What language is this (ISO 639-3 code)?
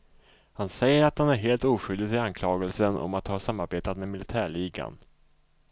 swe